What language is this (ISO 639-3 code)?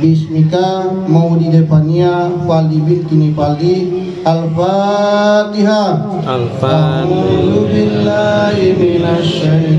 ind